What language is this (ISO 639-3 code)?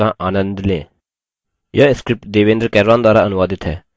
hin